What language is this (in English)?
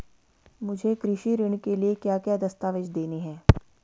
Hindi